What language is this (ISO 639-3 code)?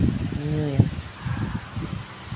sat